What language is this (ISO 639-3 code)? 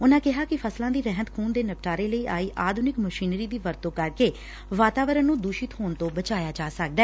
pan